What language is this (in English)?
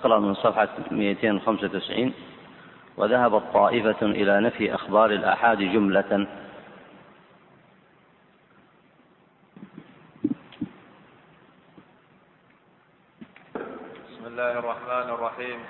Arabic